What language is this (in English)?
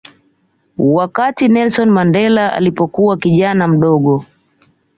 Swahili